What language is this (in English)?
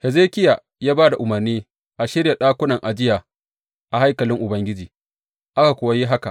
Hausa